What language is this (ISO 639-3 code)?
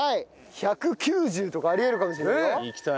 jpn